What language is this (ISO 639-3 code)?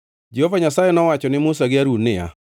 luo